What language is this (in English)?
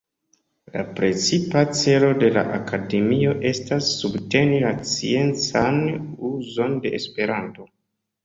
Esperanto